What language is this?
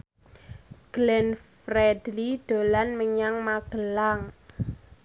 Javanese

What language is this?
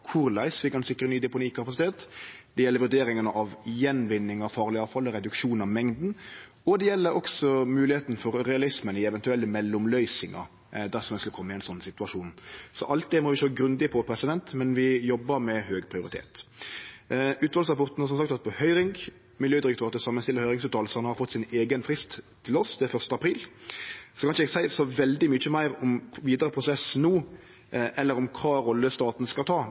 Norwegian Nynorsk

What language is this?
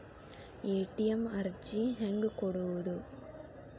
Kannada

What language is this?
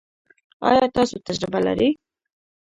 Pashto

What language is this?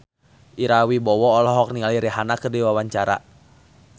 Sundanese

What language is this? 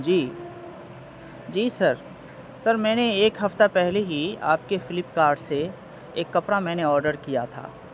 Urdu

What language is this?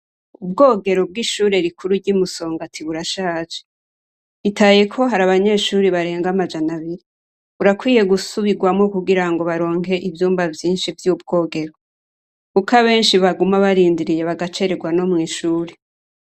Rundi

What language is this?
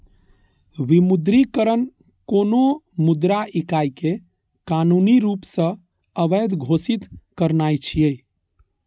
Maithili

